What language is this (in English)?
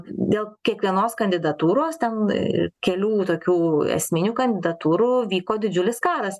Lithuanian